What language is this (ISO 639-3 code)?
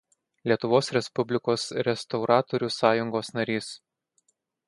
lit